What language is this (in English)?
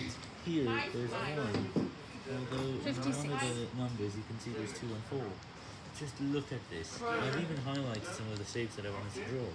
English